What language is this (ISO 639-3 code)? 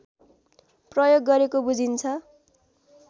nep